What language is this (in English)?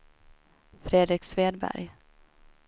Swedish